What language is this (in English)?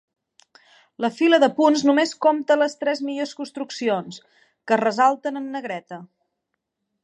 Catalan